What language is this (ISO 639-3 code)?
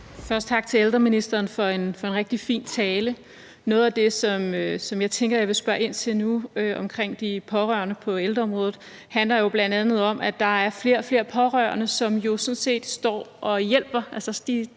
dan